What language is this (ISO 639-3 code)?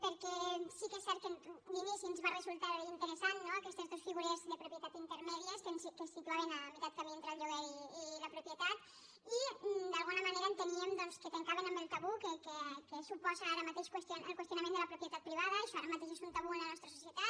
cat